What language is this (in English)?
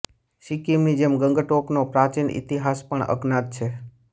Gujarati